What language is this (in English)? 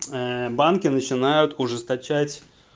Russian